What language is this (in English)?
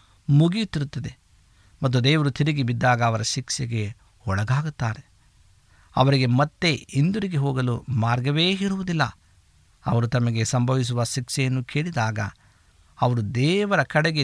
Kannada